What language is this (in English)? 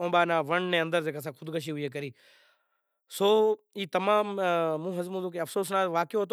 Kachi Koli